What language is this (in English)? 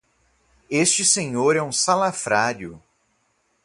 Portuguese